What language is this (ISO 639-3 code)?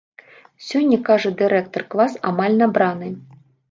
bel